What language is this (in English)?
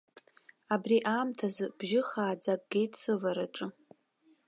Abkhazian